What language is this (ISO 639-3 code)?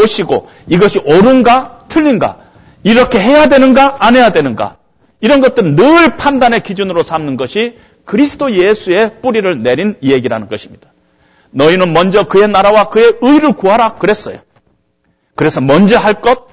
kor